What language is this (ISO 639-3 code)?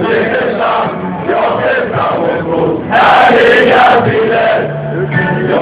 ell